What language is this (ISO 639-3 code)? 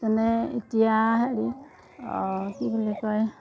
asm